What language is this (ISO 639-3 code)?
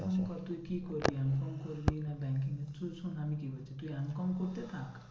ben